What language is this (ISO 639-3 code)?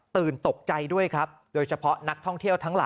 tha